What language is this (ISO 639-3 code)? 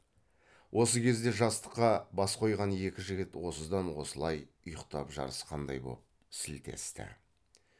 kaz